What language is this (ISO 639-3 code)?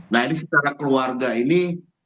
ind